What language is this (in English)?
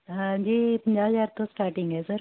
Punjabi